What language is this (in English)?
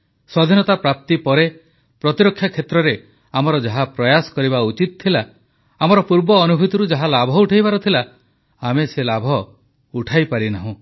Odia